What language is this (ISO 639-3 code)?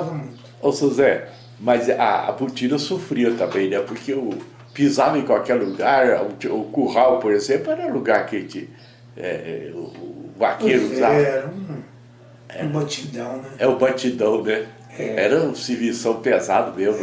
por